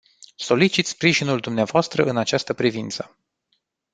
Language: Romanian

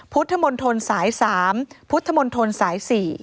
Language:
Thai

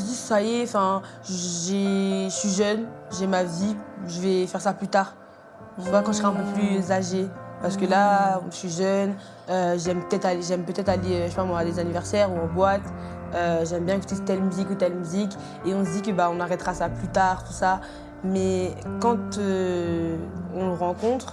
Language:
French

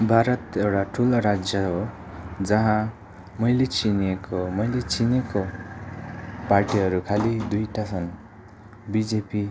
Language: Nepali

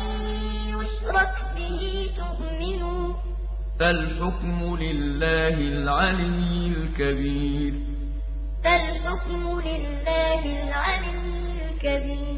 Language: Arabic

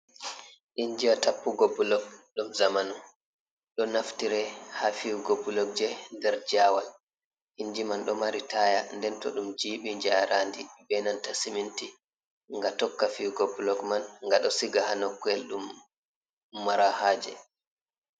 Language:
Fula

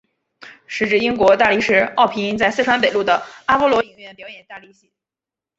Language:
Chinese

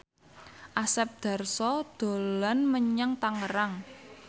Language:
Javanese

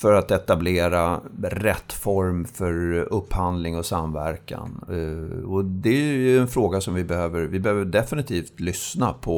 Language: Swedish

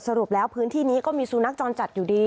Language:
Thai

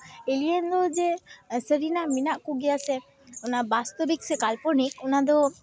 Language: Santali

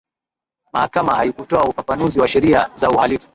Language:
Swahili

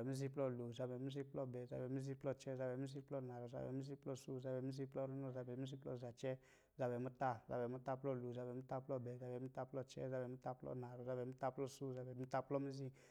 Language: Lijili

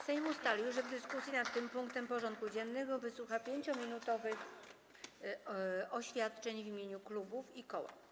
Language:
Polish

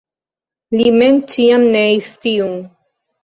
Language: Esperanto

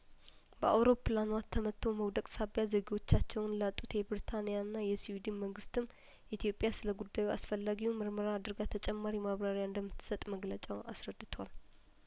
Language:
Amharic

